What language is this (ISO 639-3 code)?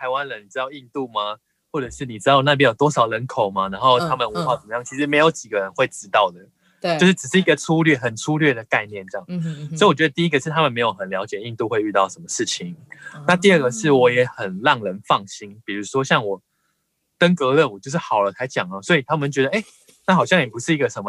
zho